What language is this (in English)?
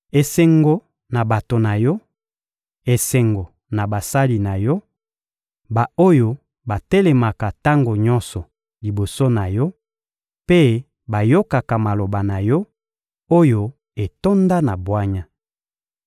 Lingala